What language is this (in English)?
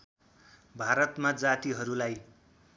Nepali